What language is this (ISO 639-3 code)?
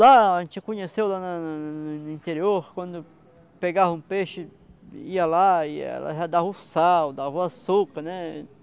por